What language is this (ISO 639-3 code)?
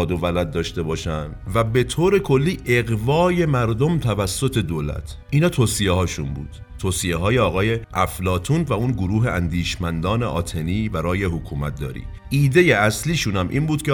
fas